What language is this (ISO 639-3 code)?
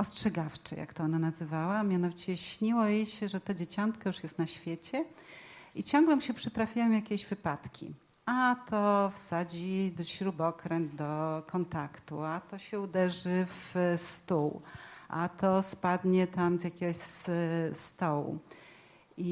pol